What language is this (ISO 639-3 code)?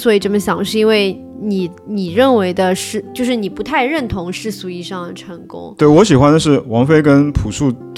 zho